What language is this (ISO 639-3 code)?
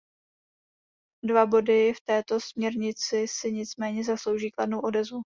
ces